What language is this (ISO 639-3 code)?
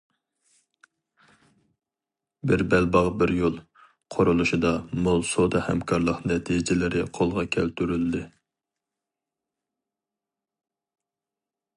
uig